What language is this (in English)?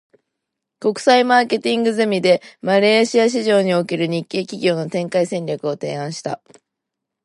Japanese